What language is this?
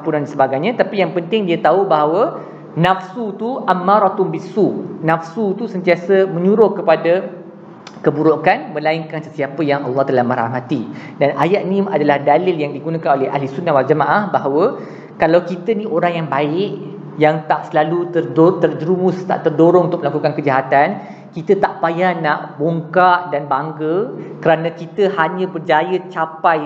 Malay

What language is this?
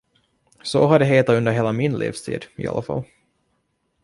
Swedish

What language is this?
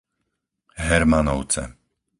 Slovak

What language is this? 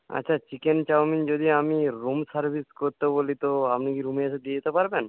Bangla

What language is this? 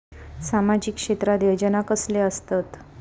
Marathi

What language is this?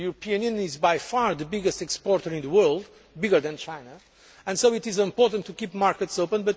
English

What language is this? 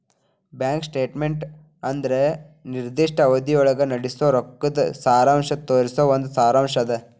Kannada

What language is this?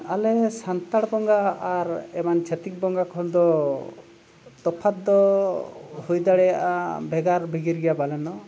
Santali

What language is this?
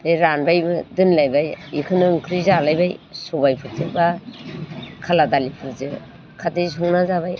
Bodo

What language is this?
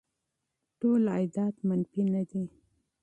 Pashto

